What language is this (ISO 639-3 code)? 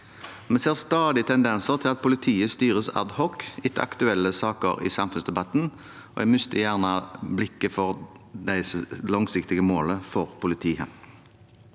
nor